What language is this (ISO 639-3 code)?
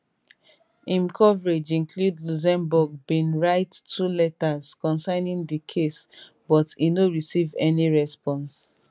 pcm